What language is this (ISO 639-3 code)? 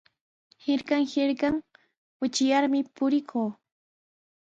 qws